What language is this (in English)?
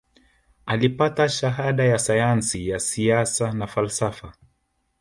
Swahili